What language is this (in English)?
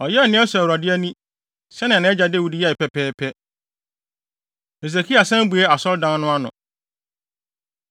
Akan